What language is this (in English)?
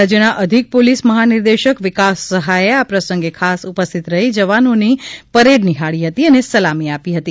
Gujarati